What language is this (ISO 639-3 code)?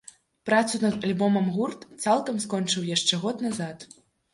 bel